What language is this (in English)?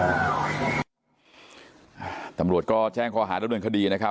Thai